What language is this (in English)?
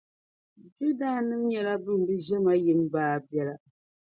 Dagbani